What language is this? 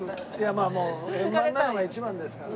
Japanese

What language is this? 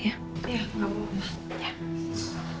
Indonesian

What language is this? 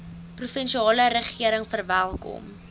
Afrikaans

